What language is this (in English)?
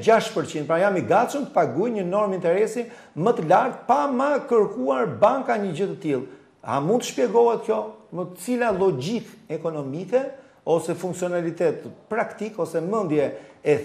Romanian